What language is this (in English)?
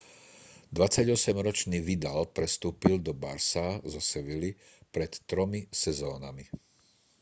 Slovak